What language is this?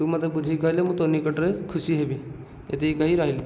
Odia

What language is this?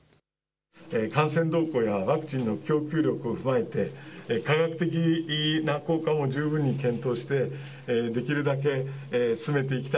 Japanese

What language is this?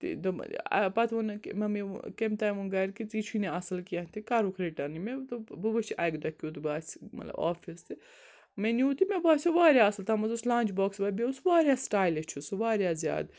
Kashmiri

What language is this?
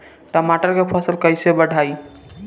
Bhojpuri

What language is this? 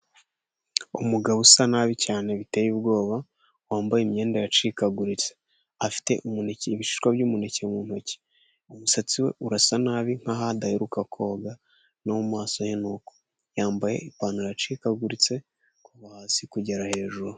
Kinyarwanda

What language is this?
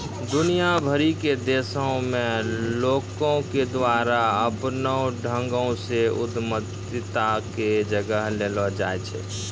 Maithili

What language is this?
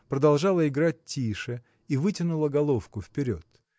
Russian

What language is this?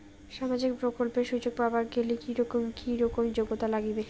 Bangla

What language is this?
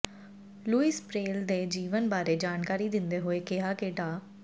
Punjabi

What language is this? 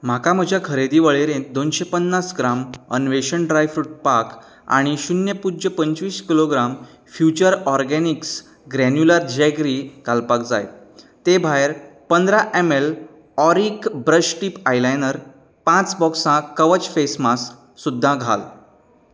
Konkani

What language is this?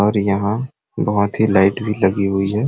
Sadri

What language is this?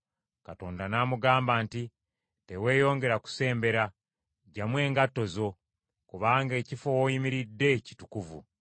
Ganda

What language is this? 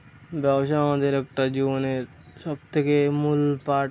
Bangla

